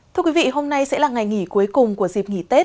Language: Vietnamese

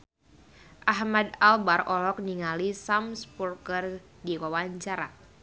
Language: Sundanese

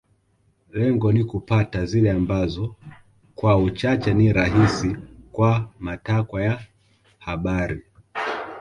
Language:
Swahili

